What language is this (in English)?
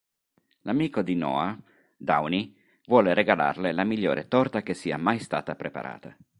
Italian